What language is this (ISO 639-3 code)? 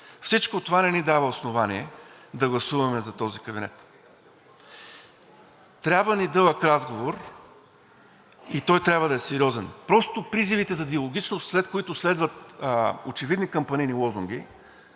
bul